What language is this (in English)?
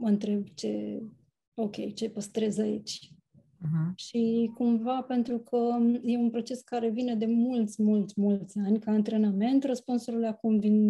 Romanian